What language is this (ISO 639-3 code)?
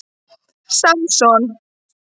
isl